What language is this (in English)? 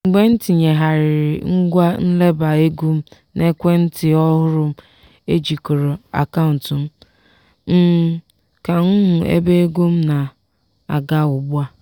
Igbo